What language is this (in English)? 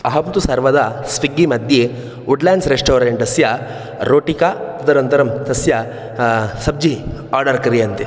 Sanskrit